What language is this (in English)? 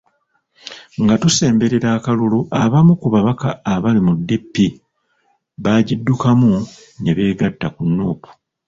Ganda